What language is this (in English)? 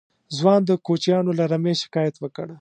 Pashto